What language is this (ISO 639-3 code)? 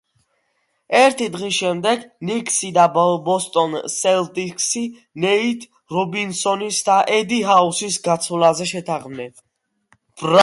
kat